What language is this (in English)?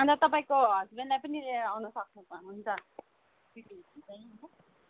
Nepali